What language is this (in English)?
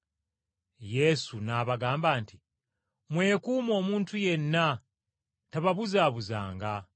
Ganda